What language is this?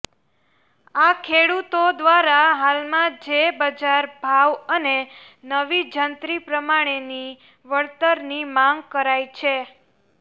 Gujarati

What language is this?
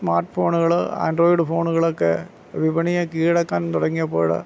Malayalam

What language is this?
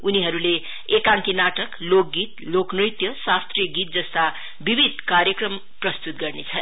Nepali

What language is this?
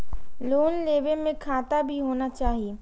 Maithili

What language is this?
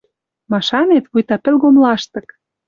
Western Mari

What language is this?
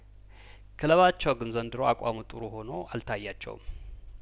Amharic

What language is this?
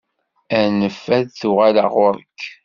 Kabyle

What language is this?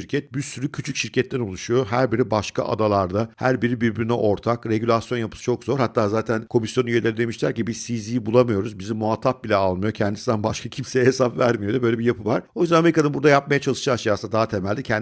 Turkish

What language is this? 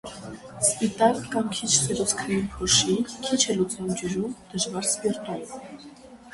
Armenian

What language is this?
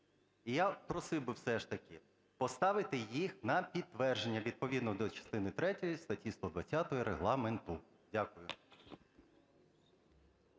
Ukrainian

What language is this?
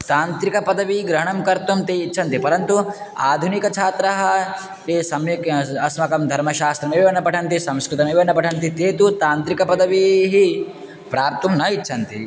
Sanskrit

